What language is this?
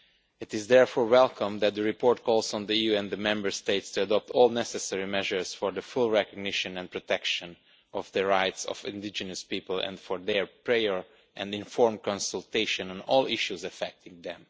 English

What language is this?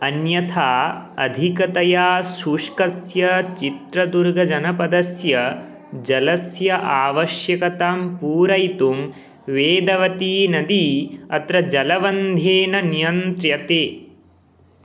Sanskrit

